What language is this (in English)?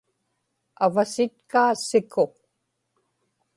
Inupiaq